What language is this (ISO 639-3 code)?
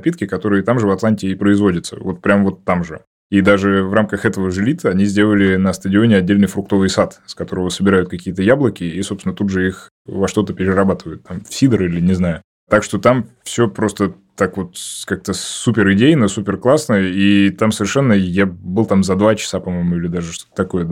rus